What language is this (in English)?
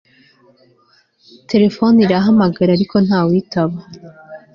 Kinyarwanda